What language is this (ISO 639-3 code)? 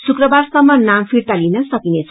nep